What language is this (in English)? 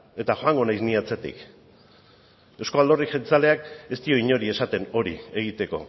Basque